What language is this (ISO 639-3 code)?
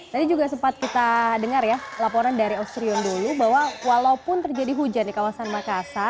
ind